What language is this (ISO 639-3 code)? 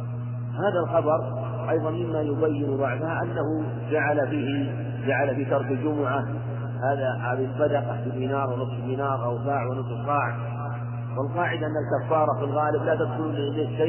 ara